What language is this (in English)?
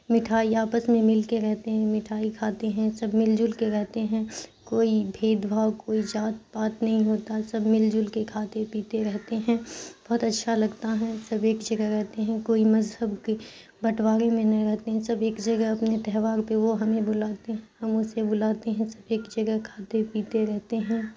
Urdu